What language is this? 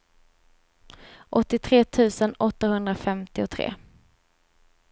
Swedish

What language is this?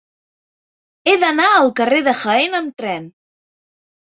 Catalan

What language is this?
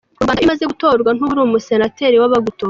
Kinyarwanda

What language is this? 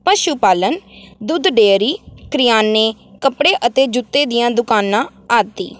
Punjabi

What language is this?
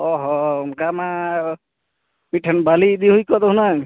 Santali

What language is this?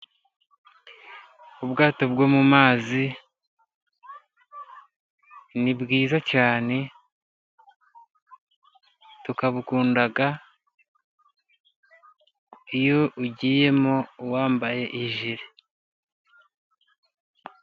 Kinyarwanda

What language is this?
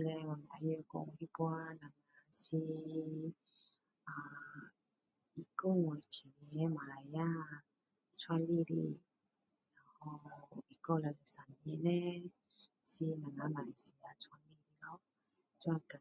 Min Dong Chinese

